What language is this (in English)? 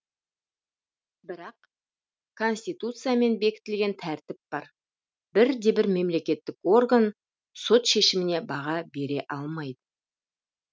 Kazakh